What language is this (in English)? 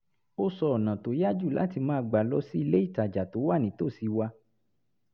Yoruba